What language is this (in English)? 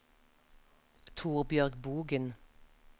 Norwegian